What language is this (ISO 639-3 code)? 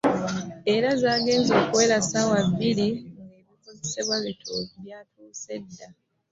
lug